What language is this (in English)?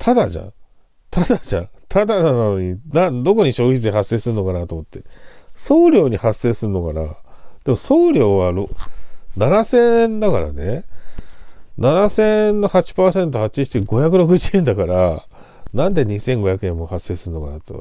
Japanese